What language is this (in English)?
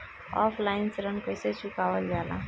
Bhojpuri